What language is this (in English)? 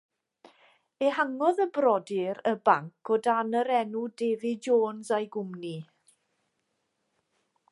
Welsh